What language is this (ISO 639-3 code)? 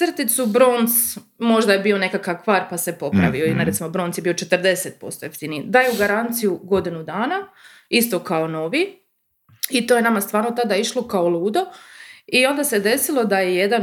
hrv